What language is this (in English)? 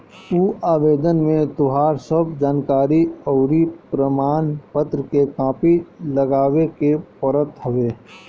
Bhojpuri